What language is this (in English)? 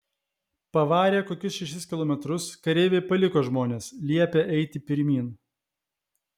Lithuanian